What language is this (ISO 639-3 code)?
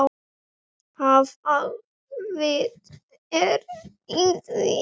isl